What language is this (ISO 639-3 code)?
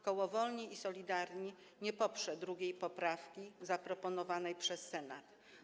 pol